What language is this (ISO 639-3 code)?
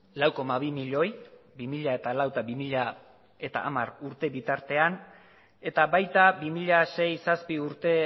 eus